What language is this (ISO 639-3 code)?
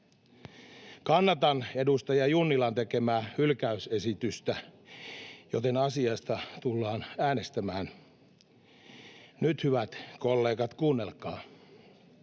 fin